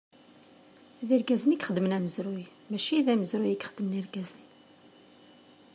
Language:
Kabyle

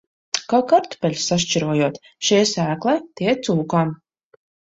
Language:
Latvian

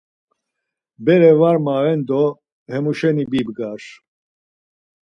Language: Laz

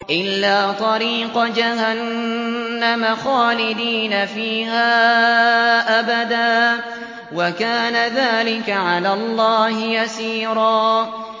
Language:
Arabic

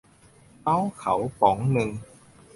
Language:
Thai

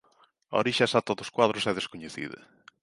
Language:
Galician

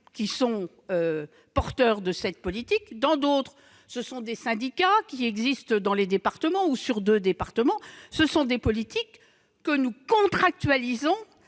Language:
French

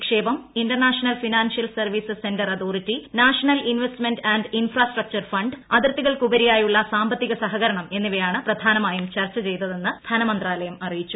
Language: Malayalam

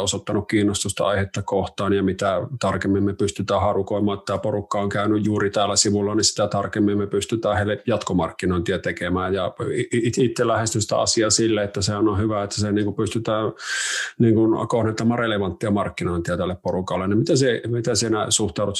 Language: Finnish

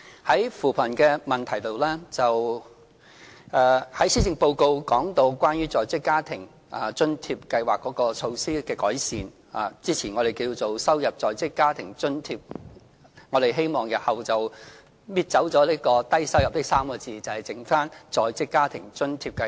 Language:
Cantonese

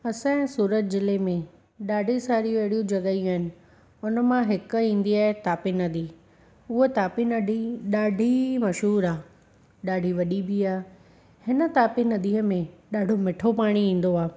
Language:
Sindhi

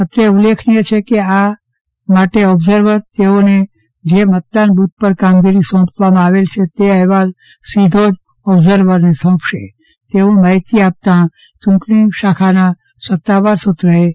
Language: Gujarati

